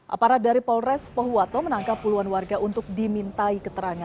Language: Indonesian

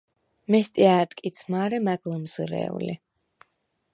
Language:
Svan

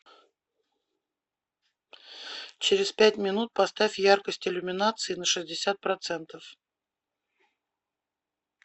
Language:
Russian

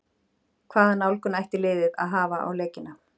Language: Icelandic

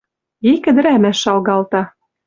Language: Western Mari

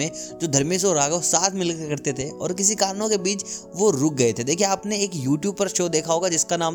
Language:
Hindi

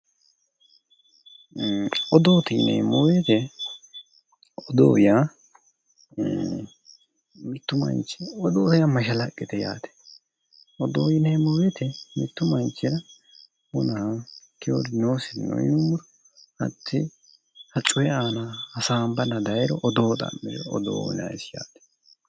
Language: Sidamo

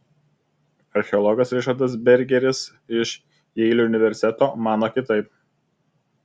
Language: Lithuanian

